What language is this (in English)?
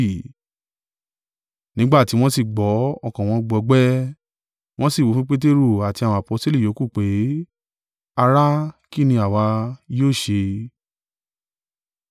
Yoruba